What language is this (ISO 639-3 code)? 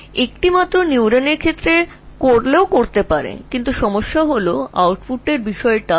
ben